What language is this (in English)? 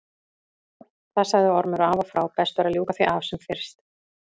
Icelandic